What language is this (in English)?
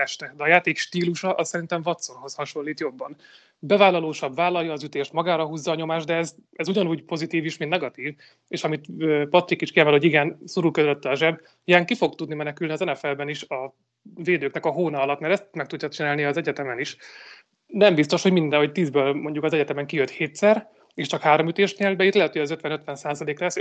Hungarian